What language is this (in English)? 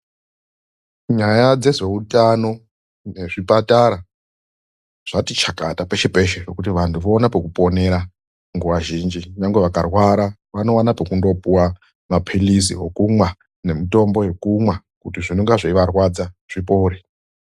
Ndau